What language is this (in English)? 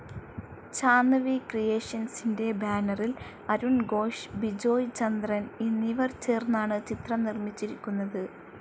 Malayalam